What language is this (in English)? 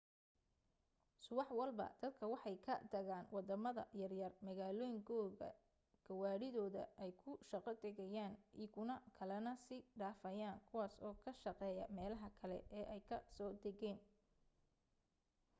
Somali